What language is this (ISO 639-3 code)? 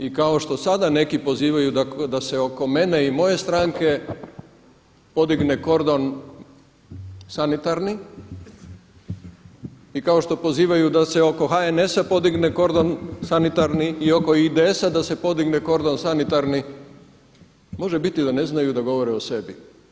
hrv